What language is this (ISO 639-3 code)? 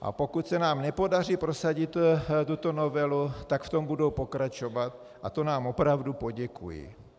ces